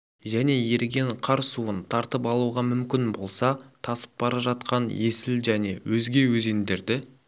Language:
Kazakh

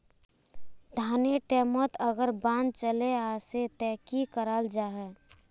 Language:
Magahi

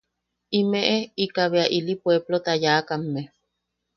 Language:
Yaqui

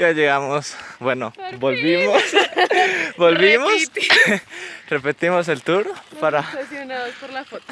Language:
Spanish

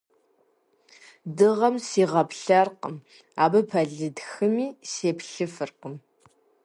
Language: Kabardian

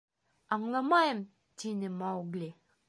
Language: Bashkir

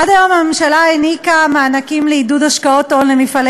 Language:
Hebrew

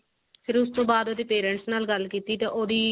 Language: Punjabi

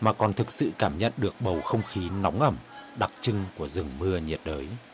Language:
Vietnamese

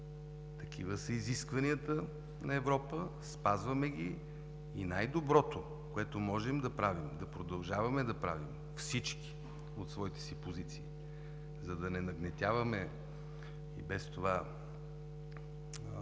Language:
Bulgarian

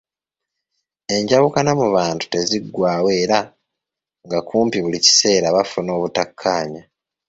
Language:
Ganda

